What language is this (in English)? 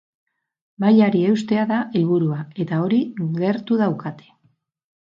Basque